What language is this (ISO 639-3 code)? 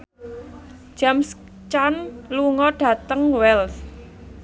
jav